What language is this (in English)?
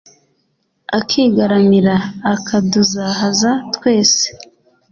Kinyarwanda